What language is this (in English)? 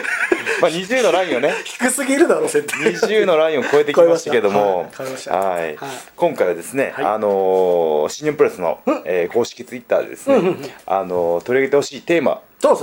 Japanese